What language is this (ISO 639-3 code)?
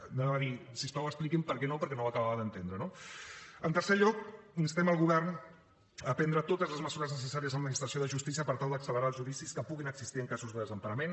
cat